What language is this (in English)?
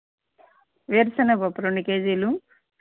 Telugu